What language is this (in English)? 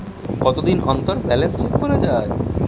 Bangla